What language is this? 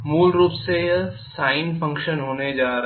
Hindi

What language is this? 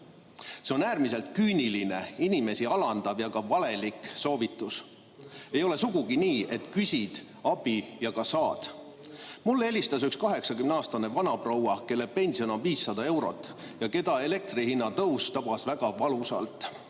Estonian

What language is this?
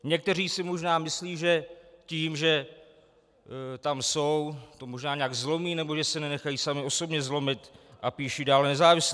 Czech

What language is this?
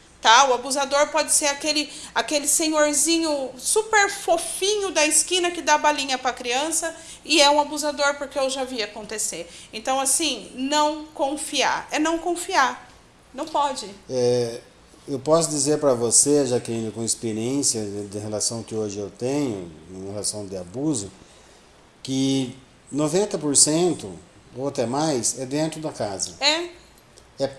Portuguese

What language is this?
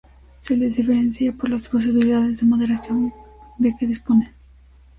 Spanish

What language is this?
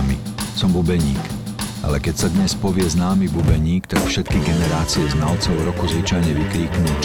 Slovak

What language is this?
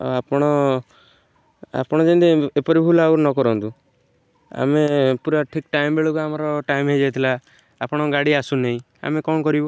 Odia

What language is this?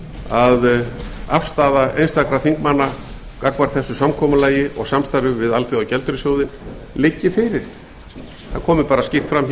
Icelandic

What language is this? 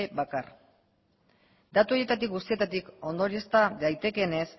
Basque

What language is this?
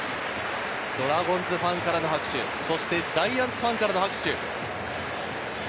Japanese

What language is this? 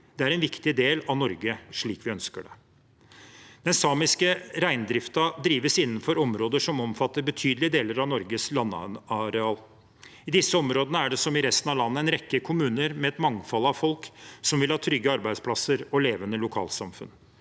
Norwegian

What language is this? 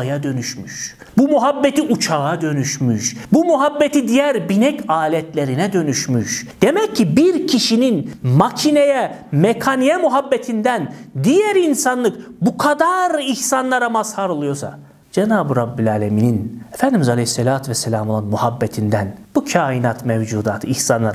Turkish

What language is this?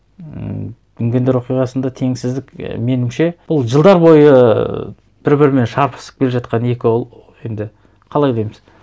Kazakh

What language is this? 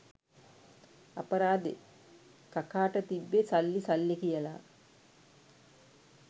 Sinhala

